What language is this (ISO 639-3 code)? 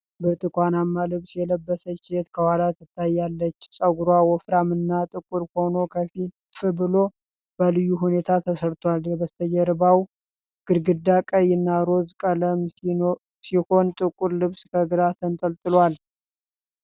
amh